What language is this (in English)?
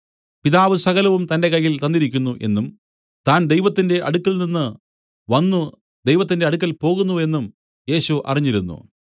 Malayalam